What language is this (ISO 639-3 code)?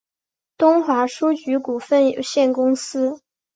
zho